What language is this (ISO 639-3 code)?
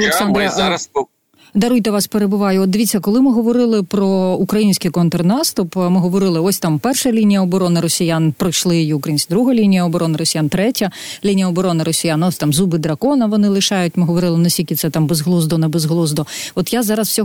ukr